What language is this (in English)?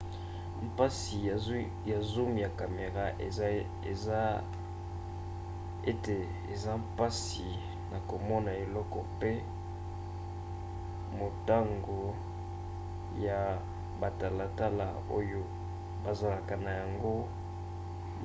Lingala